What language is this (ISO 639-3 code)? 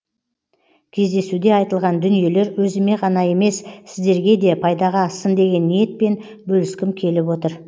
kaz